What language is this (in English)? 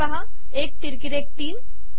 Marathi